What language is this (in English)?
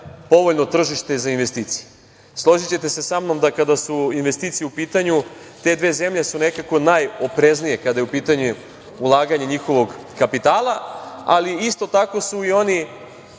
Serbian